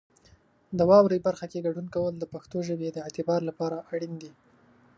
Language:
Pashto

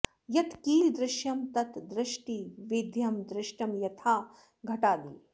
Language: Sanskrit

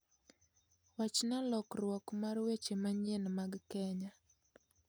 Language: Luo (Kenya and Tanzania)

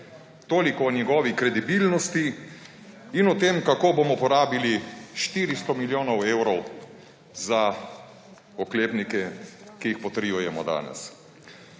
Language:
Slovenian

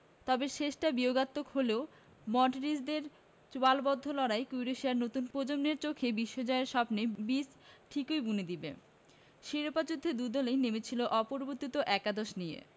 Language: Bangla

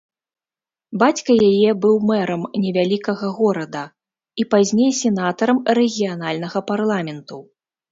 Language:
Belarusian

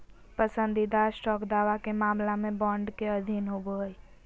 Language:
Magahi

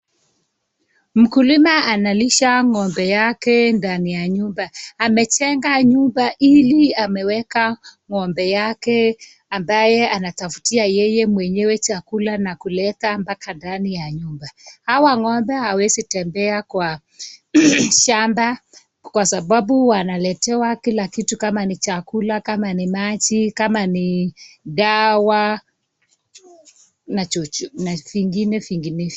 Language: Swahili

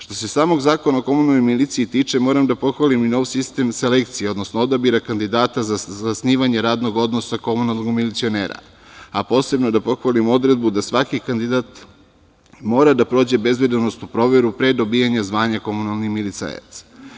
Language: Serbian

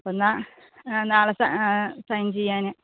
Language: Malayalam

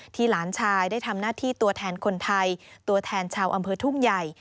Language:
Thai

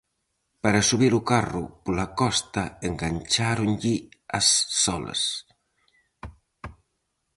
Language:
Galician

